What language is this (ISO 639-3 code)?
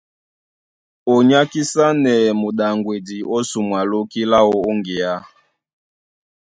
dua